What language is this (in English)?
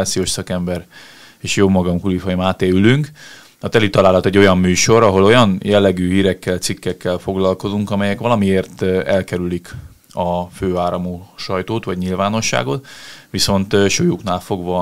Hungarian